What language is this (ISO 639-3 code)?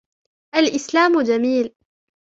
ara